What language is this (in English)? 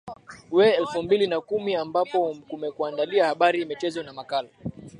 Swahili